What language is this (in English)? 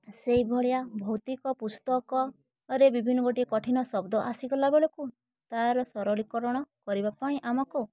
Odia